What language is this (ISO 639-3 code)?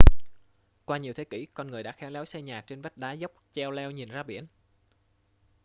vie